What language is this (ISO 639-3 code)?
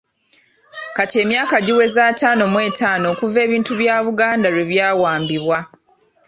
lug